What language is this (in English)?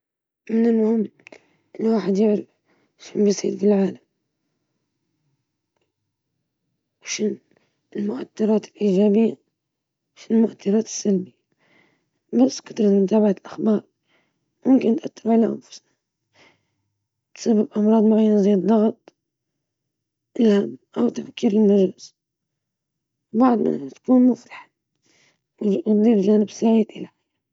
Libyan Arabic